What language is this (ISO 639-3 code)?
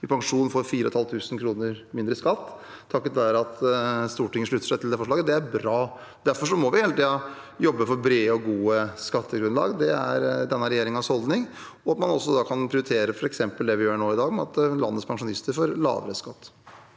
nor